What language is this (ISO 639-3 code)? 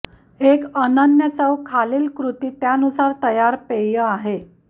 mar